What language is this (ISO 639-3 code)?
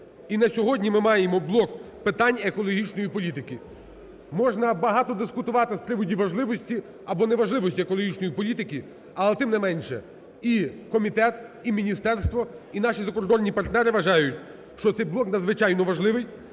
ukr